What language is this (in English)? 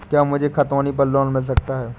Hindi